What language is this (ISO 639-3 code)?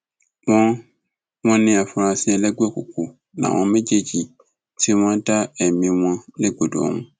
yor